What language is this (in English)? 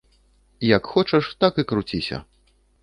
Belarusian